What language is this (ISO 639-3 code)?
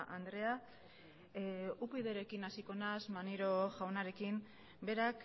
eus